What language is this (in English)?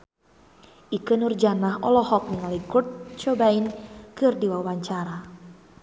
Sundanese